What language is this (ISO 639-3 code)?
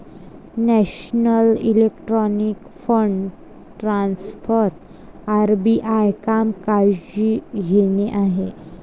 mar